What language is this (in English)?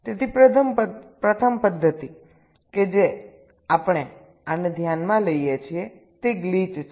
Gujarati